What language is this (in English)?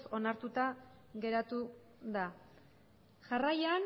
Basque